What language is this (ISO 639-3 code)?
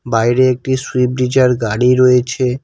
ben